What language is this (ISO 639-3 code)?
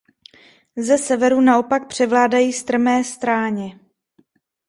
ces